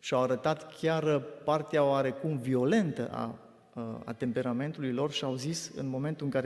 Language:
Romanian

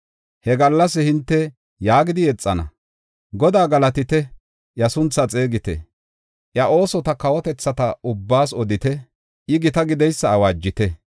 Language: Gofa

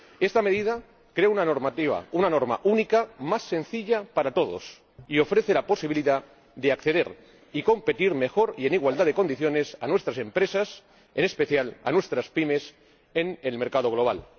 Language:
Spanish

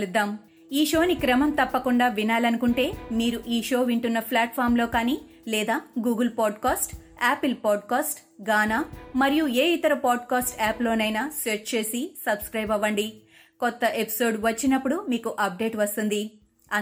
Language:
Telugu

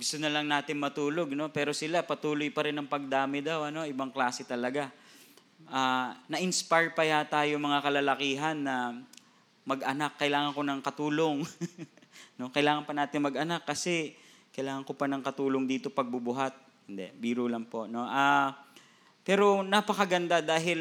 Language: Filipino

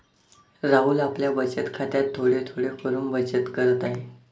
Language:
Marathi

